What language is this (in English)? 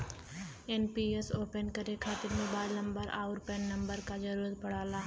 Bhojpuri